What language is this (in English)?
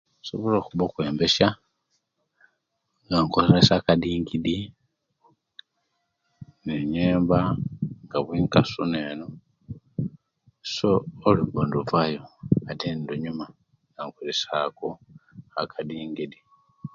Kenyi